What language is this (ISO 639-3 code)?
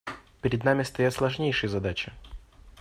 rus